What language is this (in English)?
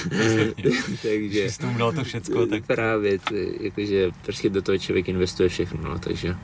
Czech